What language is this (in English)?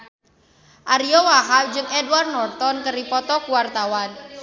Sundanese